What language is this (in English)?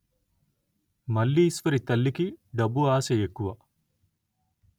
Telugu